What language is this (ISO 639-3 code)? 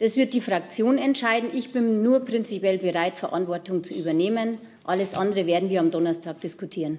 deu